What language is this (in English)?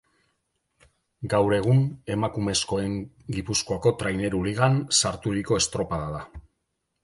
Basque